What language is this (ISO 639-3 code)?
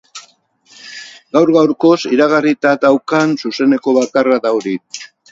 eus